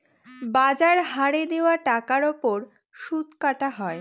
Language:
Bangla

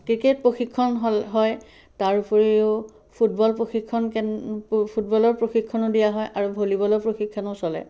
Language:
Assamese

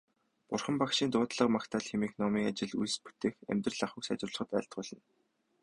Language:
Mongolian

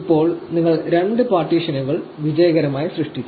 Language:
Malayalam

